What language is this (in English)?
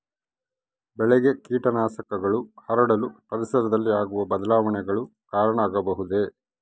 Kannada